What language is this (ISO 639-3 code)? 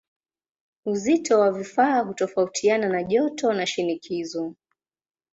swa